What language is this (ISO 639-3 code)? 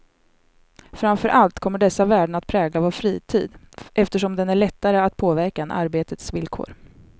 swe